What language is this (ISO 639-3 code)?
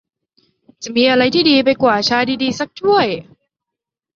tha